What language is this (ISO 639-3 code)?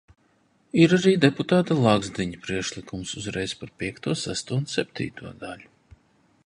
lav